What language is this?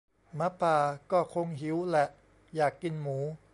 Thai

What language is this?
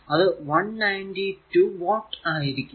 Malayalam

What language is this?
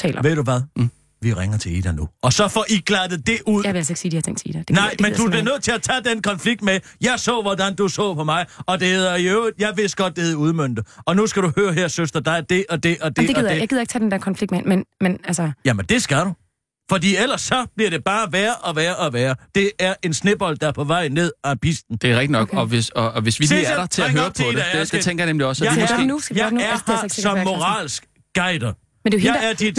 Danish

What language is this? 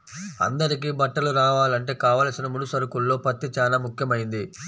Telugu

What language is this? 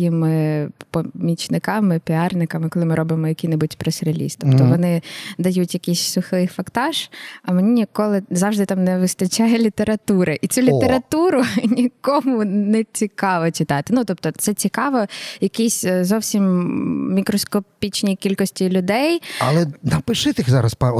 Ukrainian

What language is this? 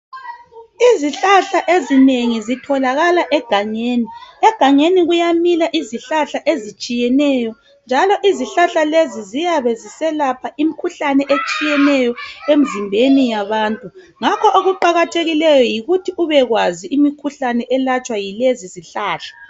North Ndebele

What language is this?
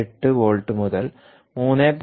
Malayalam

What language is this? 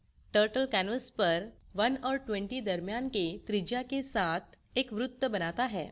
Hindi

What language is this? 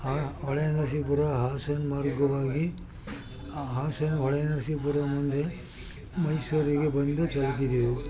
Kannada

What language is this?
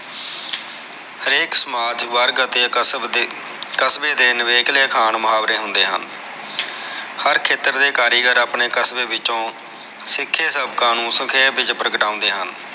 Punjabi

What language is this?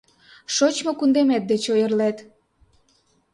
Mari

